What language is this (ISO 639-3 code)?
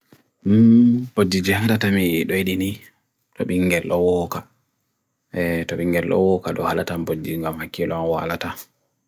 fui